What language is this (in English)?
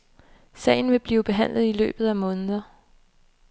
Danish